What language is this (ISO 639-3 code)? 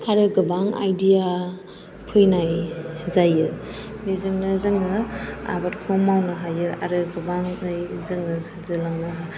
brx